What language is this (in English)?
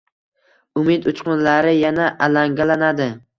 Uzbek